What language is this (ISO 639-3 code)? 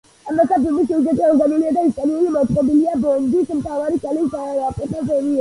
kat